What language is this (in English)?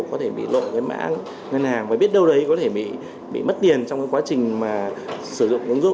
Vietnamese